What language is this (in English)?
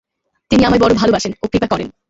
Bangla